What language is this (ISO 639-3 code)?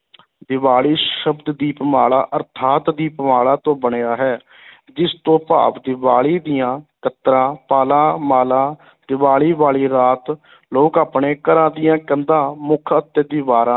pan